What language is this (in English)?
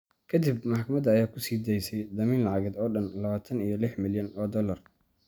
Somali